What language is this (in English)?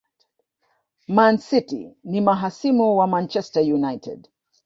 Swahili